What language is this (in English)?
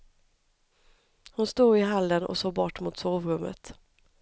Swedish